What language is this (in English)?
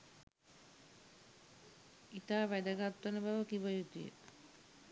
Sinhala